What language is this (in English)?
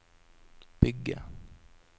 Norwegian